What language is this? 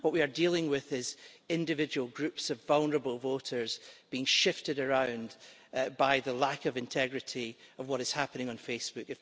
English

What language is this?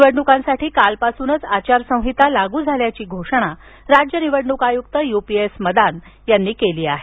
Marathi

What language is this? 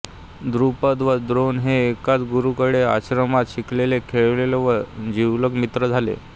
Marathi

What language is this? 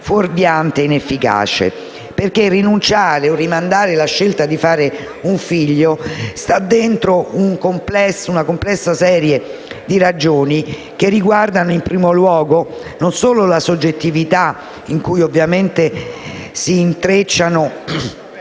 Italian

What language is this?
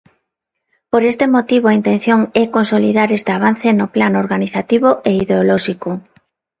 Galician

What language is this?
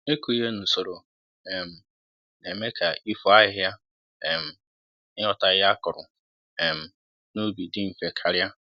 Igbo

